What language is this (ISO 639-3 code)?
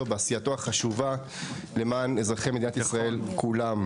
heb